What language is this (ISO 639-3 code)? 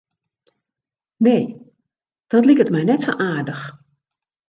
fry